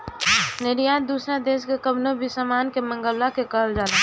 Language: Bhojpuri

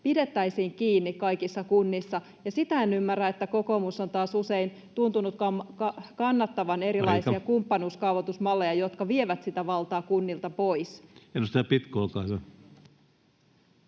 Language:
Finnish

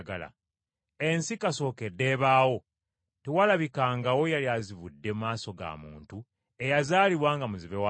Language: Ganda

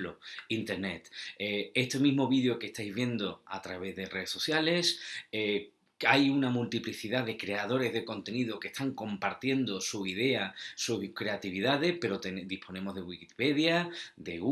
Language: Spanish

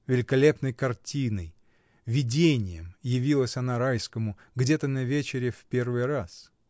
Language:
Russian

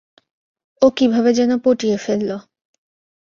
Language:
Bangla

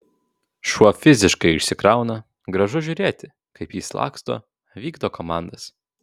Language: Lithuanian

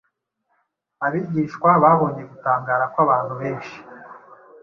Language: Kinyarwanda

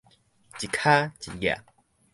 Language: Min Nan Chinese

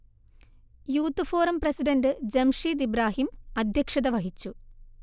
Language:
Malayalam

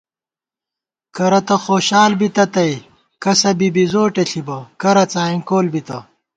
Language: Gawar-Bati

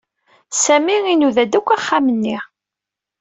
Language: Kabyle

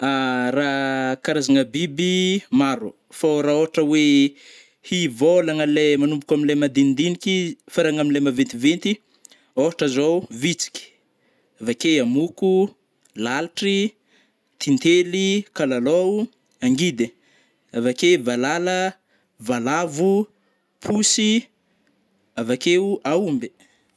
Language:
Northern Betsimisaraka Malagasy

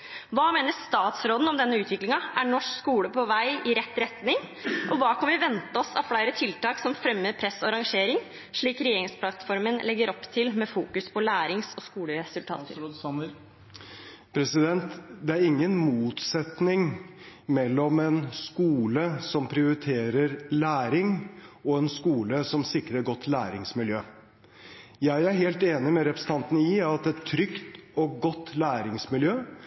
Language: Norwegian Bokmål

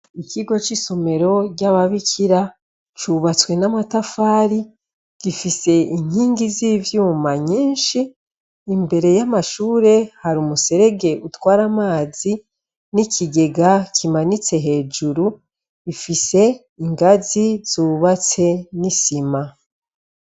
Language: Rundi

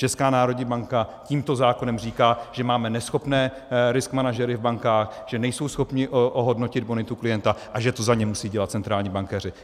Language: Czech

